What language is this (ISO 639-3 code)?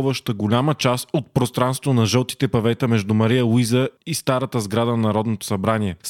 bul